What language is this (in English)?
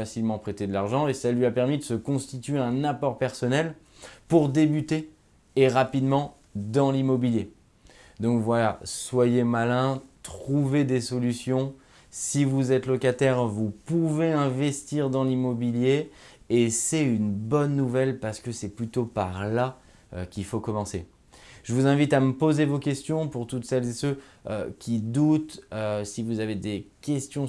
French